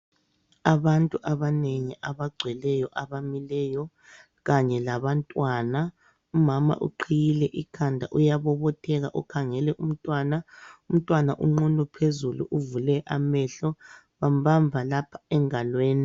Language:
North Ndebele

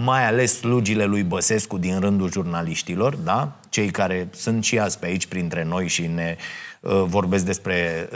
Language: Romanian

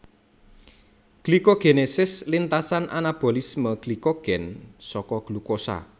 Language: Javanese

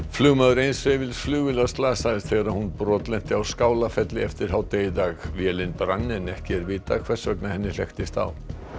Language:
Icelandic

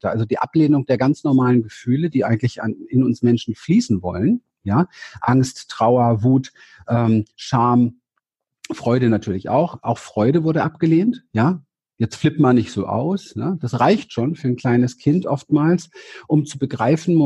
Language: German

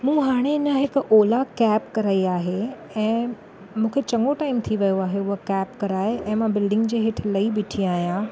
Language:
Sindhi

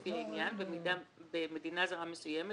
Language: Hebrew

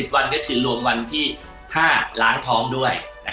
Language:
Thai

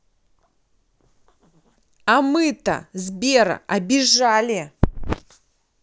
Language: Russian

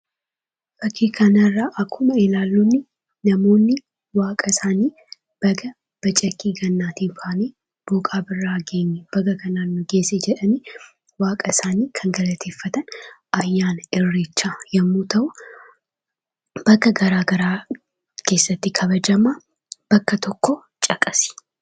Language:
Oromo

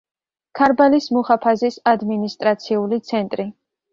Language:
Georgian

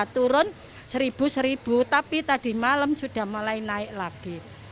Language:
Indonesian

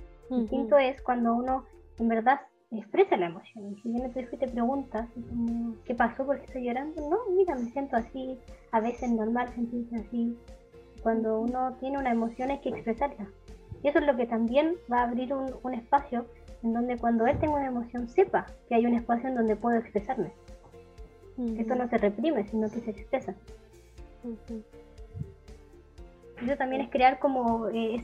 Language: Spanish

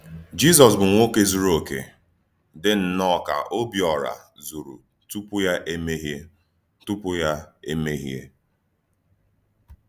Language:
Igbo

